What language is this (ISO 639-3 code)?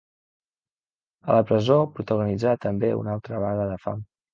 cat